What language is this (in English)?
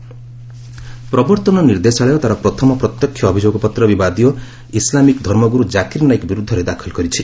Odia